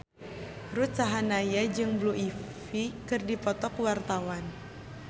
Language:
Sundanese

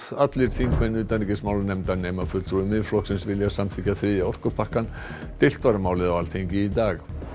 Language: Icelandic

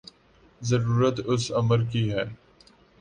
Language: Urdu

